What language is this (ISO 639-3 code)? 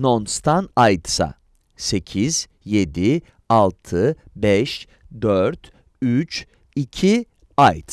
tur